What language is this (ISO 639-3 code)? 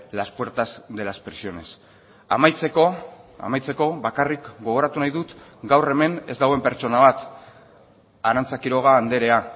eus